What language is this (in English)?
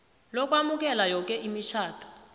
South Ndebele